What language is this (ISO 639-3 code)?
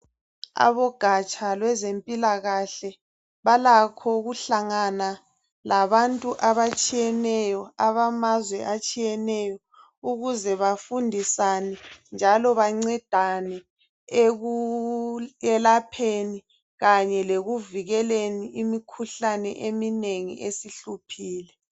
nde